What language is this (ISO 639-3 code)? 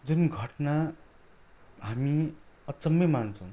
nep